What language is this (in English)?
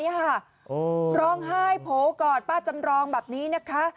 Thai